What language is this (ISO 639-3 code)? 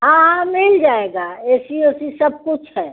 hin